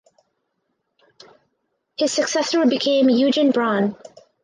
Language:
English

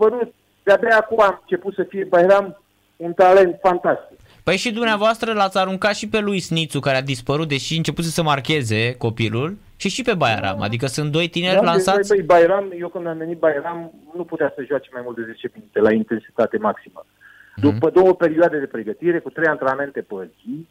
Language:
Romanian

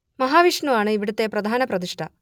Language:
Malayalam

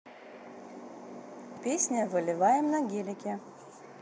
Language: Russian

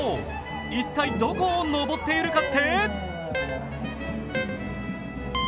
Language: Japanese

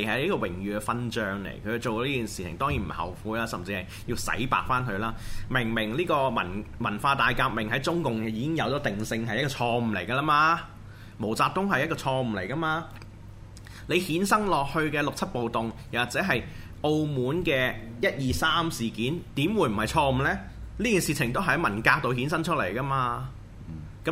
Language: Chinese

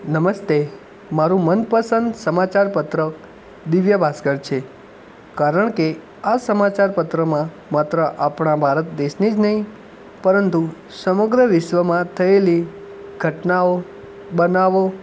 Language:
Gujarati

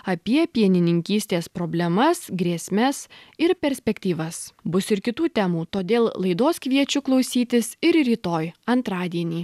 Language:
Lithuanian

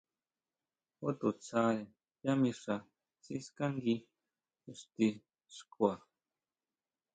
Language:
Huautla Mazatec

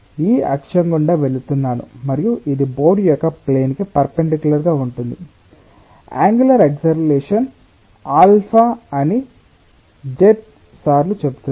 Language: Telugu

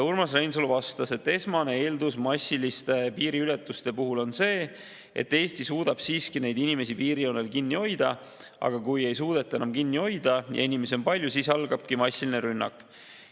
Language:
Estonian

